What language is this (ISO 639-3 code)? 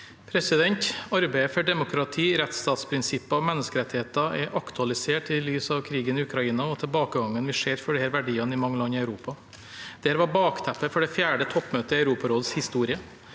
nor